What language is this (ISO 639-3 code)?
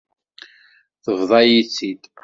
kab